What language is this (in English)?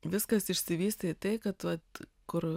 Lithuanian